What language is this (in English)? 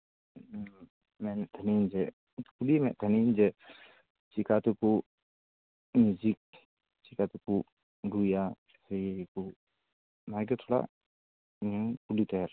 Santali